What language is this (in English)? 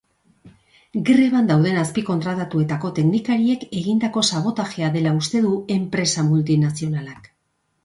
Basque